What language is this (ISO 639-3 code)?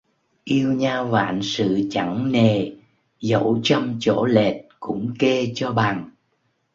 vie